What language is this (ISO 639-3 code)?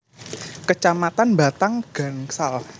jav